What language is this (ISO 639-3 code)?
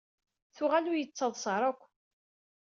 kab